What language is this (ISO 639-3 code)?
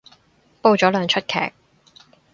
yue